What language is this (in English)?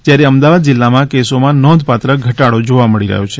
Gujarati